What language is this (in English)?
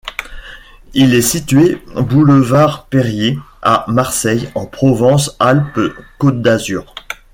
French